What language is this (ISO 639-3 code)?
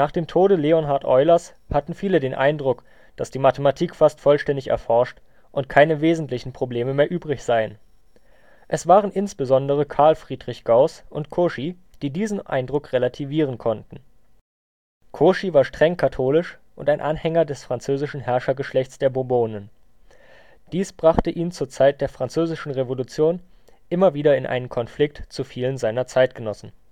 deu